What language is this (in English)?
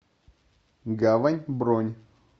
Russian